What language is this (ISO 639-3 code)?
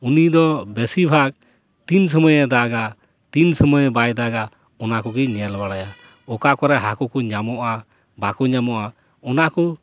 sat